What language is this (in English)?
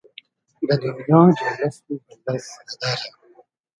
Hazaragi